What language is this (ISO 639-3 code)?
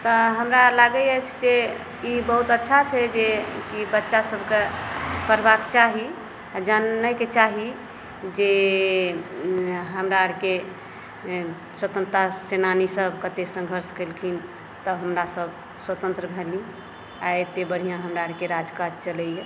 mai